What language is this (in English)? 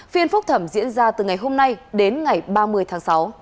Vietnamese